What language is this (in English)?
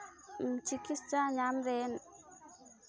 Santali